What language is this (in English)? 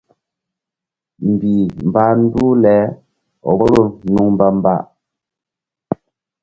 Mbum